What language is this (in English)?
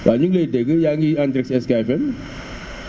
Wolof